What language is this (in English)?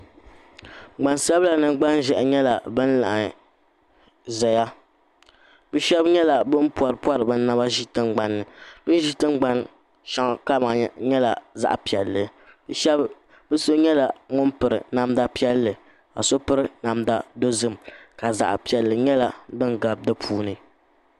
Dagbani